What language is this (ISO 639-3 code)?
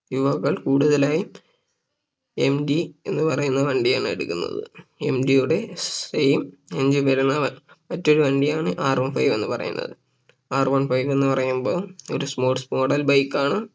mal